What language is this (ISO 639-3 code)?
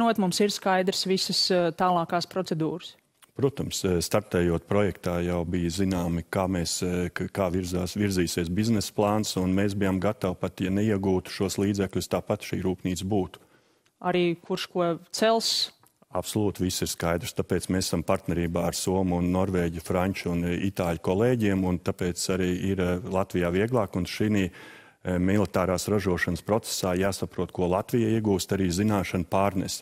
lav